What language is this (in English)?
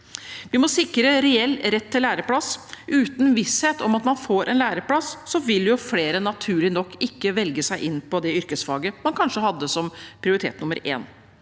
Norwegian